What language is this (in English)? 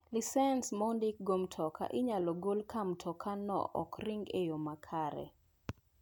Luo (Kenya and Tanzania)